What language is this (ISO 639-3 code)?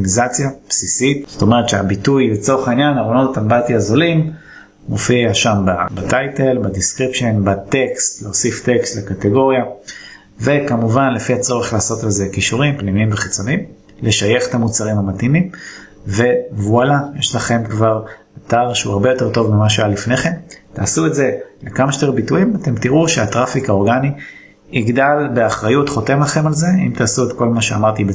heb